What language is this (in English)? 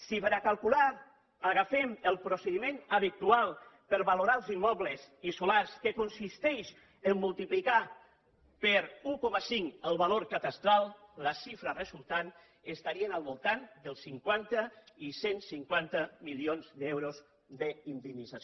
Catalan